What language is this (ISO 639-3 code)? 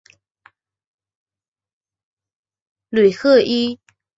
zho